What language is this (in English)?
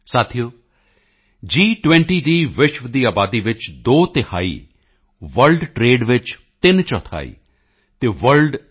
Punjabi